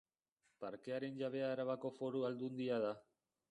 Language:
Basque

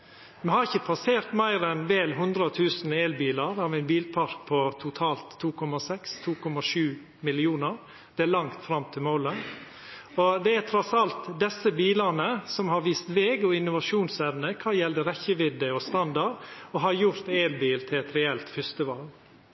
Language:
Norwegian Nynorsk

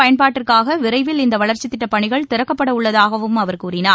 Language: Tamil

